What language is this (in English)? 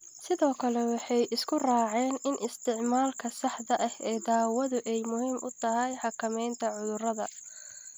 Somali